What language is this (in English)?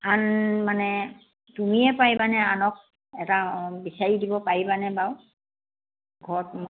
Assamese